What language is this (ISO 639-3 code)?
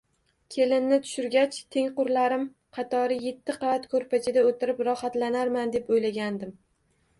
uzb